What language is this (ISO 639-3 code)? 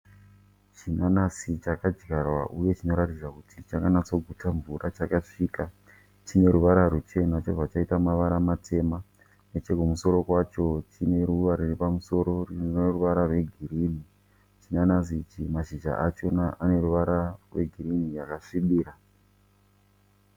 sna